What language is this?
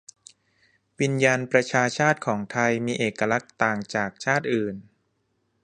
Thai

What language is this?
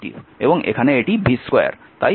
Bangla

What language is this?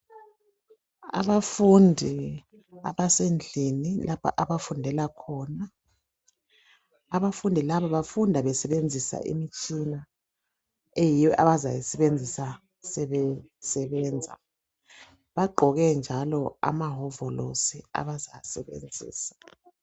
North Ndebele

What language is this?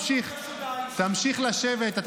Hebrew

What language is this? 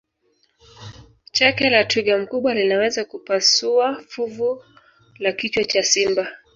Swahili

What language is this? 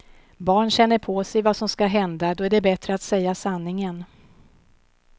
Swedish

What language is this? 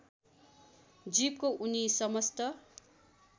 Nepali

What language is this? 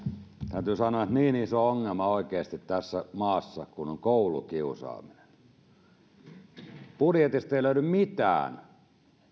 Finnish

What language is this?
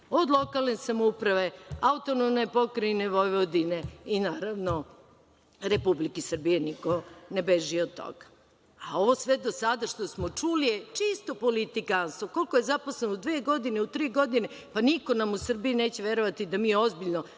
Serbian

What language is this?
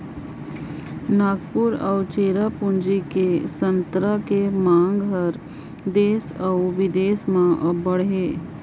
Chhattisgarhi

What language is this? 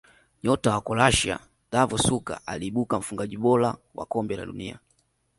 Swahili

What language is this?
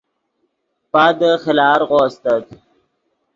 Yidgha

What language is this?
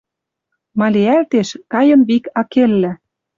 Western Mari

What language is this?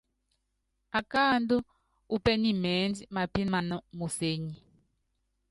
Yangben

